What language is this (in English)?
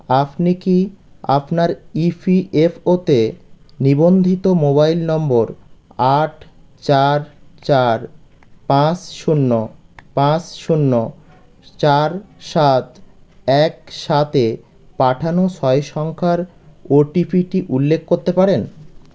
Bangla